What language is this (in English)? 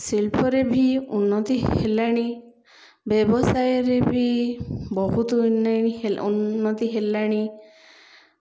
Odia